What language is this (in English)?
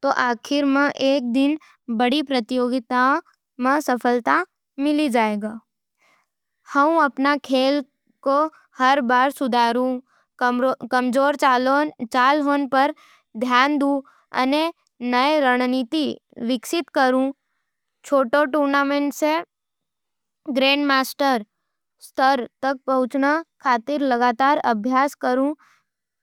Nimadi